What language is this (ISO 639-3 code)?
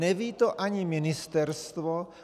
ces